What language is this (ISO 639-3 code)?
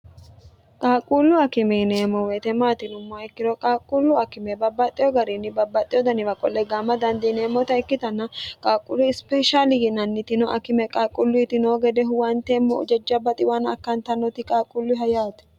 sid